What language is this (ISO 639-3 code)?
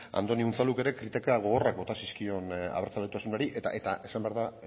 eus